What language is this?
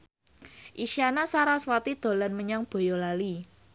Javanese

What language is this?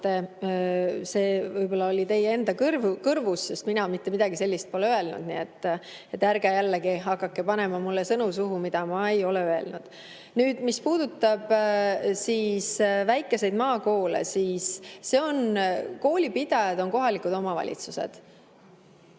Estonian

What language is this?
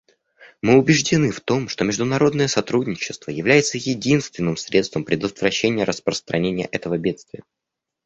Russian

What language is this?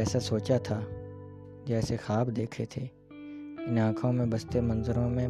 Urdu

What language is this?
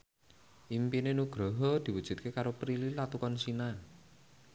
Javanese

